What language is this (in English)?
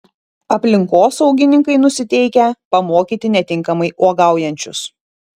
Lithuanian